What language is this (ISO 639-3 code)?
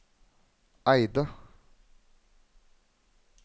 nor